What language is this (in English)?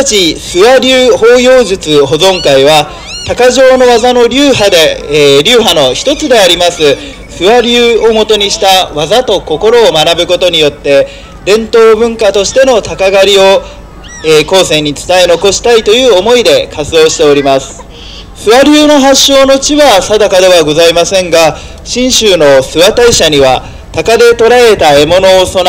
Japanese